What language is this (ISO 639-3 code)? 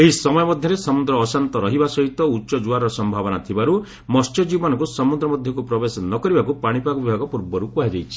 ori